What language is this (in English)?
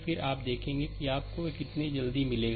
Hindi